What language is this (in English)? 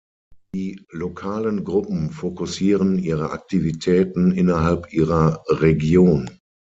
German